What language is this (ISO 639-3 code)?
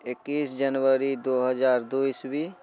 mai